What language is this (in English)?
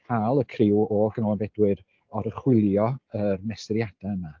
Welsh